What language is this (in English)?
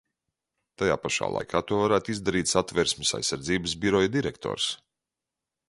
Latvian